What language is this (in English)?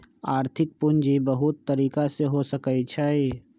Magahi